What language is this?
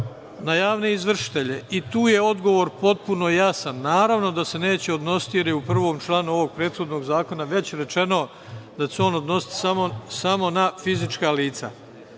Serbian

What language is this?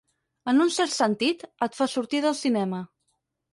Catalan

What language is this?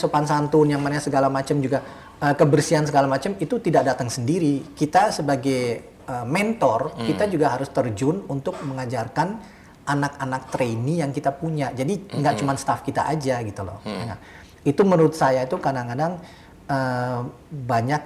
Indonesian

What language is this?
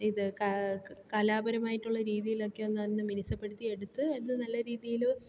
Malayalam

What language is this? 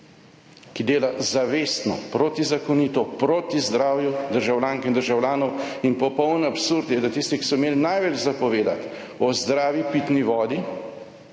Slovenian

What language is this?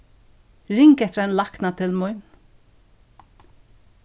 Faroese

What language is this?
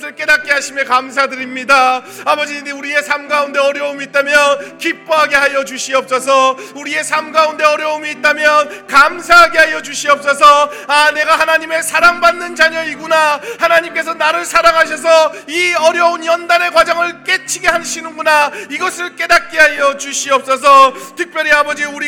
Korean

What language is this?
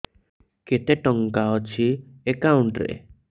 Odia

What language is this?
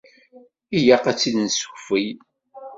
Kabyle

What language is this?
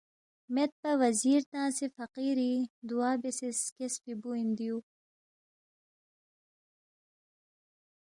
Balti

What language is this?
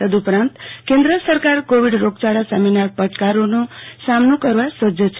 Gujarati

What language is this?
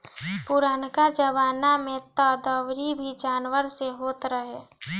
Bhojpuri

